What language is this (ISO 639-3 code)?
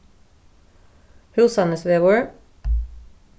fao